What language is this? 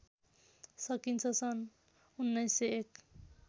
Nepali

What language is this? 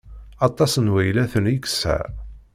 Kabyle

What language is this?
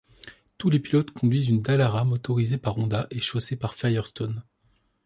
French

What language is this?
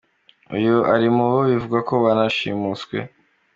Kinyarwanda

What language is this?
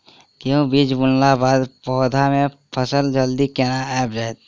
Maithili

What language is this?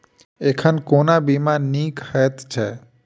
Maithili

